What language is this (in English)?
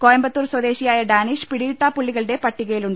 Malayalam